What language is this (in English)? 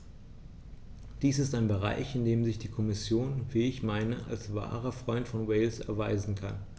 German